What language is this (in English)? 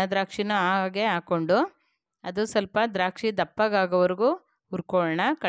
Romanian